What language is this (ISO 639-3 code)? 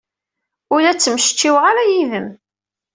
kab